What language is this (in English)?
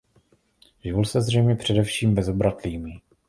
Czech